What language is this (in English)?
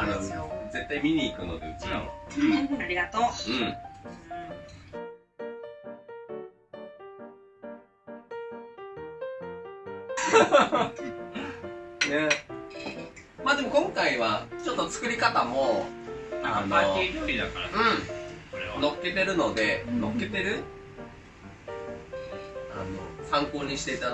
Japanese